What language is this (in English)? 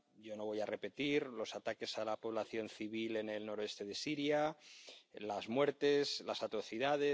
Spanish